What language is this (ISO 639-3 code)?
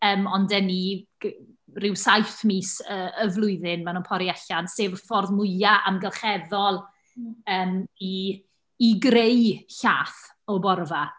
cym